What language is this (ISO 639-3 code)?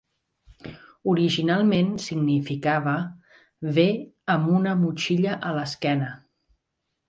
cat